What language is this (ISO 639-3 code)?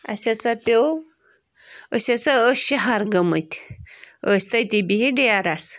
kas